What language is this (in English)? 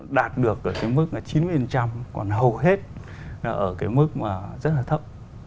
Vietnamese